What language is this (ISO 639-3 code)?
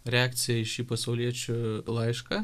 lit